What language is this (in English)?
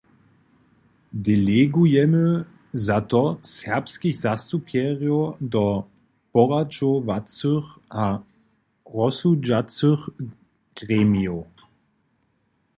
Upper Sorbian